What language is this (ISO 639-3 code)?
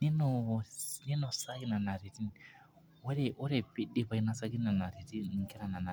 mas